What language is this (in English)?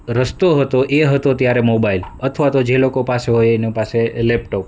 Gujarati